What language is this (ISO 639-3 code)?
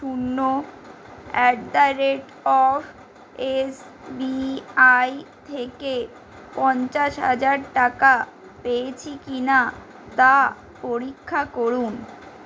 ben